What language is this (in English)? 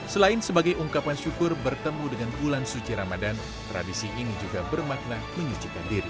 Indonesian